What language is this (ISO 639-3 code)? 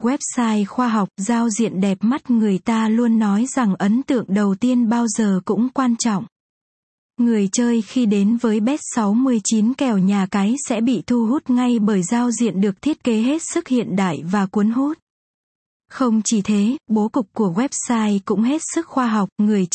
vie